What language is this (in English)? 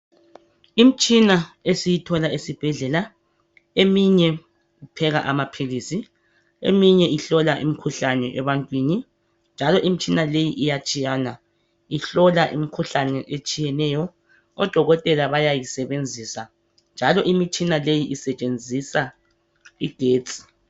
North Ndebele